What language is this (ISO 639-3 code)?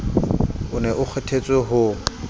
sot